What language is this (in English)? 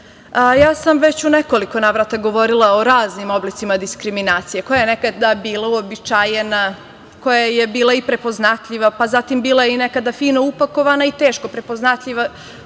Serbian